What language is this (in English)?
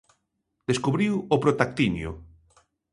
Galician